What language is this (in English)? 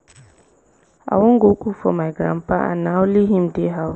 Nigerian Pidgin